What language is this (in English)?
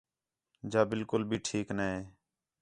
Khetrani